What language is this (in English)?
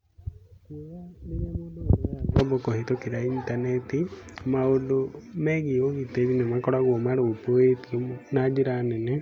Kikuyu